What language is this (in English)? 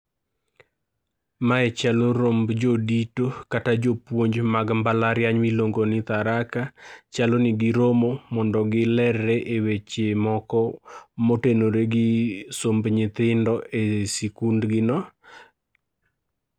Luo (Kenya and Tanzania)